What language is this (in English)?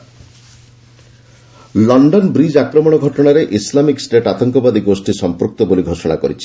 Odia